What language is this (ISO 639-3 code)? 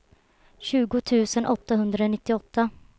swe